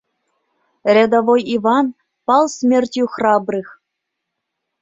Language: Mari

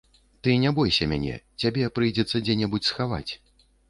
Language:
Belarusian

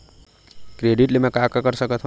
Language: Chhattisgarhi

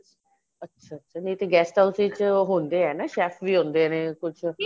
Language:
Punjabi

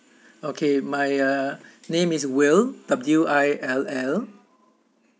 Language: English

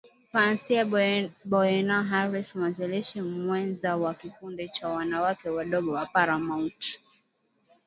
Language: Swahili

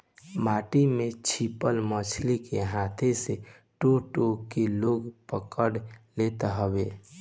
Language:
Bhojpuri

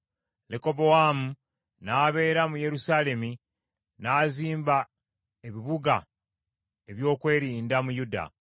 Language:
Ganda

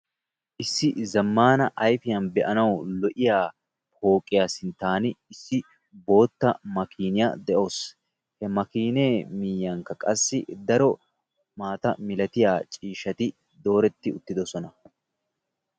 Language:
Wolaytta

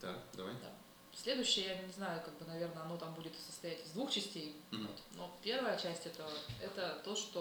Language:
Russian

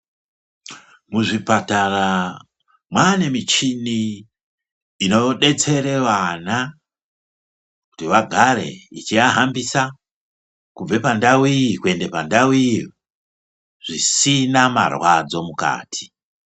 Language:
Ndau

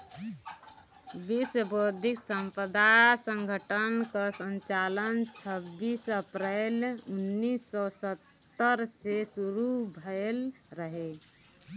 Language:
Bhojpuri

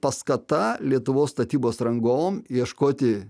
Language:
Lithuanian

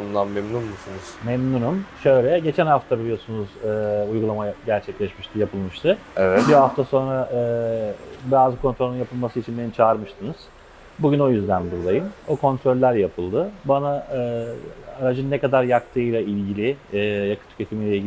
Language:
Turkish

